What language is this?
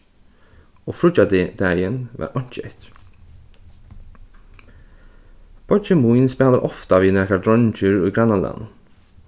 Faroese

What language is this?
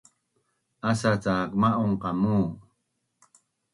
Bunun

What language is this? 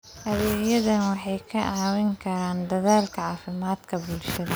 Somali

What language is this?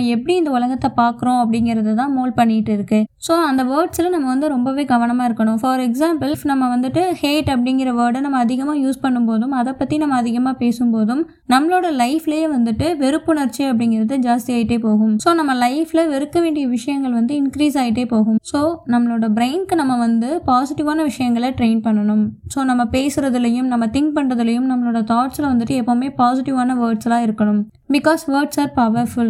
Tamil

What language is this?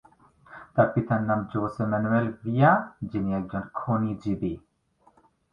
Bangla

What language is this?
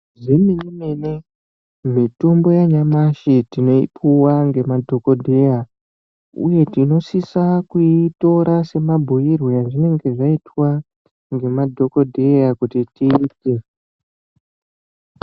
Ndau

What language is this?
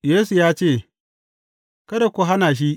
Hausa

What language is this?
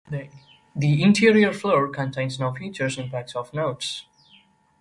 English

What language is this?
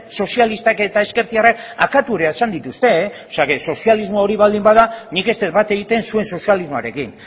Basque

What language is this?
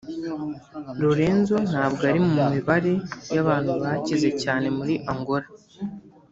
Kinyarwanda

